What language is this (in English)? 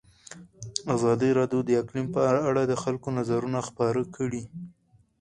Pashto